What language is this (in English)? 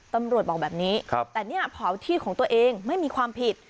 Thai